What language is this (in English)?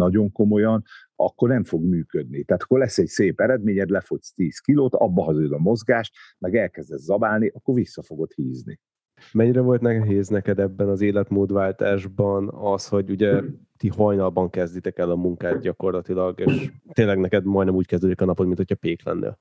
Hungarian